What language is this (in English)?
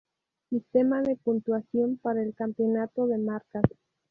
Spanish